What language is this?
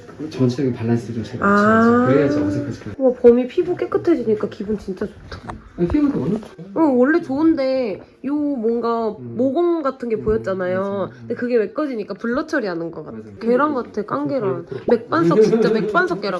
Korean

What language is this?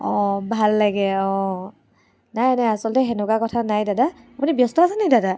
Assamese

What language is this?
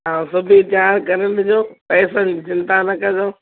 Sindhi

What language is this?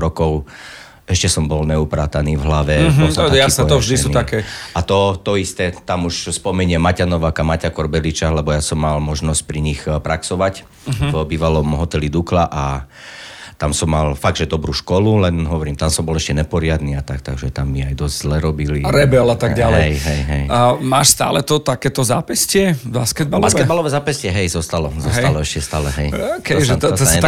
Slovak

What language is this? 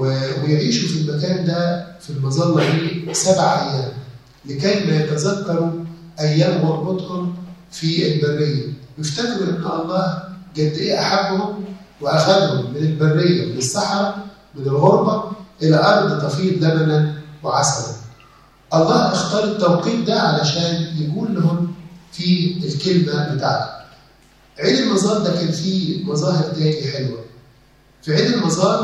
Arabic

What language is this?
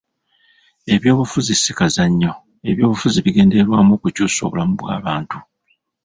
Ganda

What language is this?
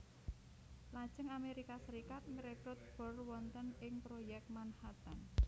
Javanese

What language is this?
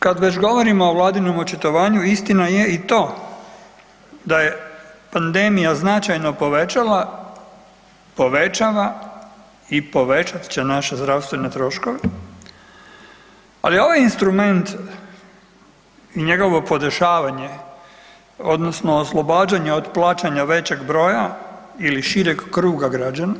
Croatian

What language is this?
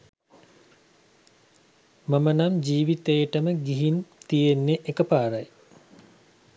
Sinhala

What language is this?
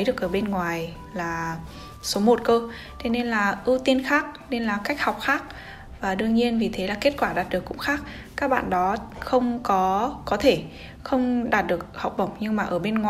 Vietnamese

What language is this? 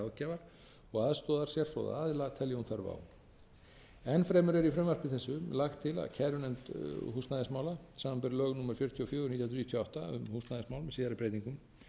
Icelandic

